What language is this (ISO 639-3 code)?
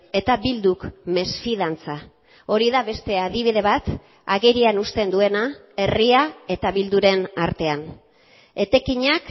eus